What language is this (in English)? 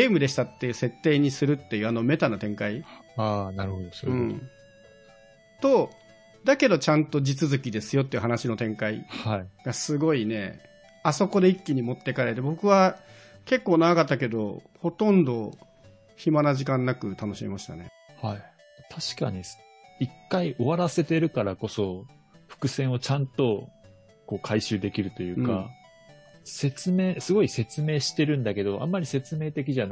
Japanese